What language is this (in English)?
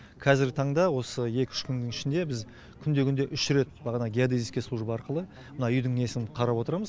Kazakh